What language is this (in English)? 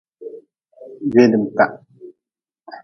Nawdm